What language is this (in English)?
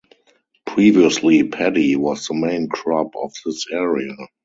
English